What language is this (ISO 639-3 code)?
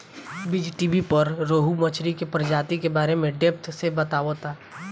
bho